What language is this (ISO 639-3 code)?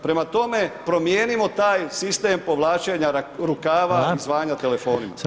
hrv